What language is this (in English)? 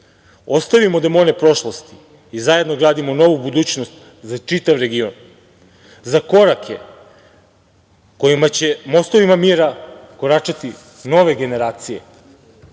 Serbian